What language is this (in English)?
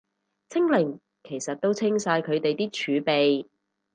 Cantonese